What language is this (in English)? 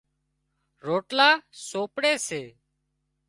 Wadiyara Koli